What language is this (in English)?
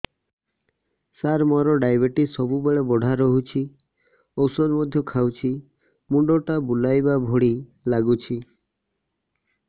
Odia